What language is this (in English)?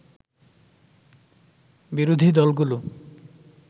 Bangla